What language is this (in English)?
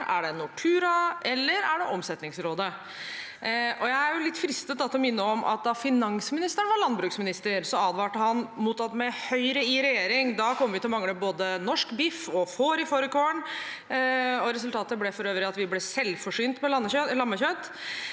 Norwegian